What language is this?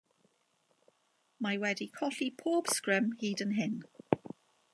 Welsh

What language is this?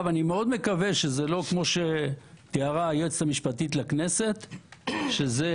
Hebrew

